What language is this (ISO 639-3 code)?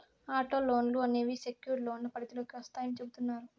tel